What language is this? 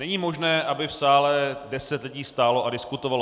Czech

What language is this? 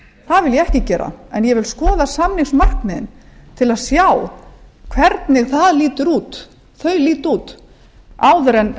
Icelandic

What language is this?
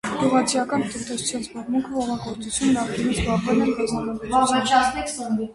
Armenian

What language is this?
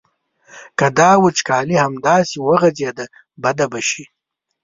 Pashto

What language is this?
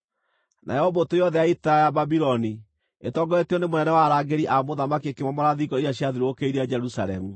Kikuyu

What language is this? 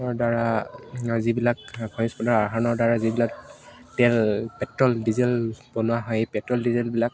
Assamese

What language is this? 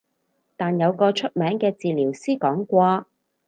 Cantonese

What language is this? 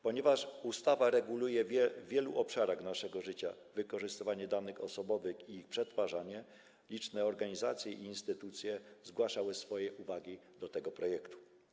Polish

